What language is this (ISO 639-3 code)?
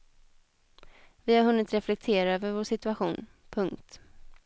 swe